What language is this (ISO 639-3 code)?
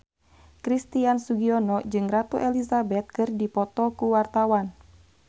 sun